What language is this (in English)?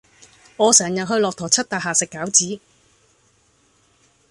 Cantonese